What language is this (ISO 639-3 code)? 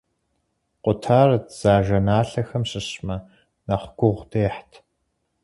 kbd